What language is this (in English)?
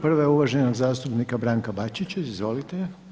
Croatian